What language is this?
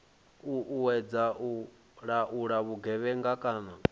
Venda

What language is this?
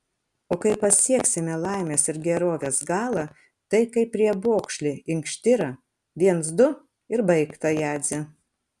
Lithuanian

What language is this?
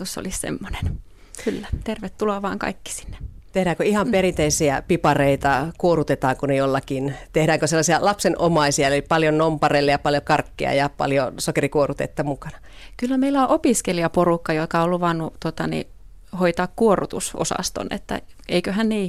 Finnish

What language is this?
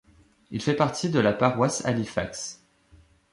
French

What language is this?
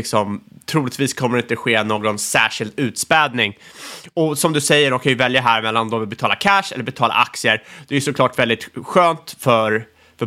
Swedish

